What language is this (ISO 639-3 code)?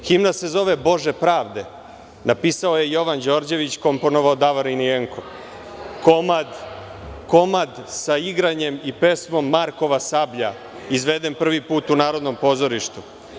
srp